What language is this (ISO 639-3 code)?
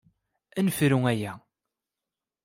kab